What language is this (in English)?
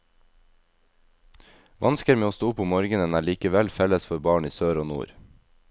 Norwegian